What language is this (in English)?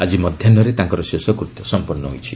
Odia